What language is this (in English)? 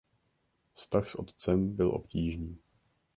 Czech